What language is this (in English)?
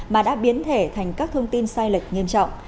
Vietnamese